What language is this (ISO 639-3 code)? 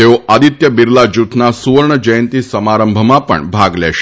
guj